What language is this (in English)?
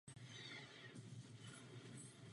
Czech